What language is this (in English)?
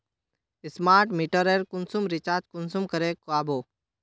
Magahi